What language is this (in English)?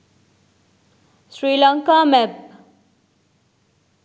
Sinhala